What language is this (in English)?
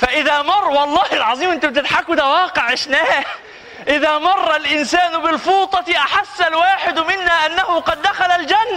Arabic